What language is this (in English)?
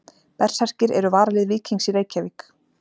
Icelandic